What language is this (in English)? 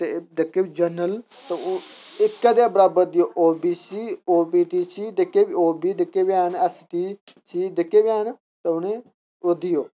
Dogri